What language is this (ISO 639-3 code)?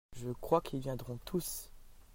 fra